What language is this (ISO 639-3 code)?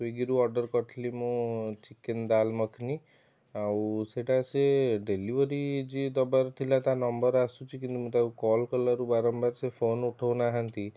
ori